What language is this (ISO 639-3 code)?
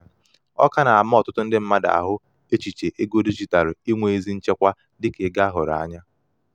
ibo